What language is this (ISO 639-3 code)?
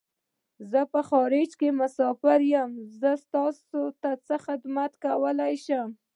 pus